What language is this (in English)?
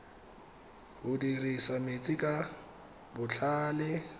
Tswana